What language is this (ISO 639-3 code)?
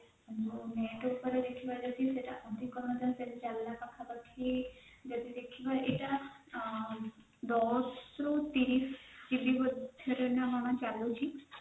ori